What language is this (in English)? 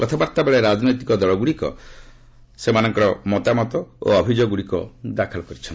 Odia